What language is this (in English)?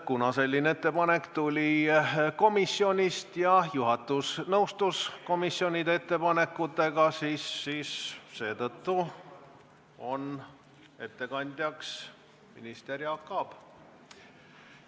Estonian